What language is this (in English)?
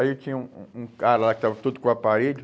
Portuguese